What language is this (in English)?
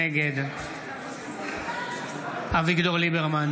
Hebrew